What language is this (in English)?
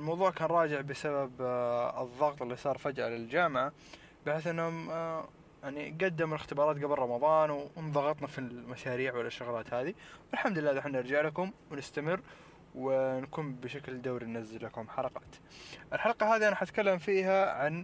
Arabic